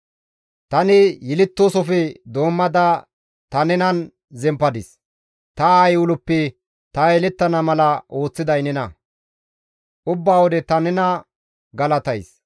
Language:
Gamo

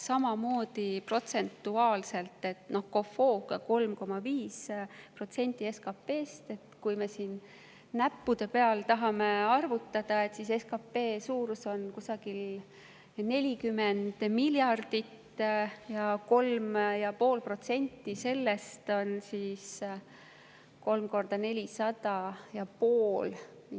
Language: Estonian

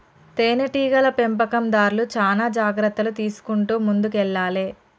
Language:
Telugu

